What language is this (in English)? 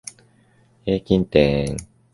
Japanese